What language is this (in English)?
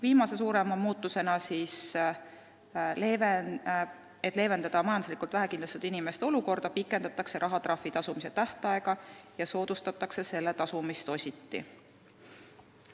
Estonian